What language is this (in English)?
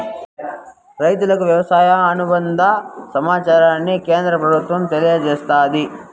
Telugu